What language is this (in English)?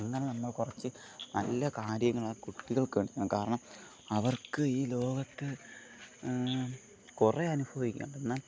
Malayalam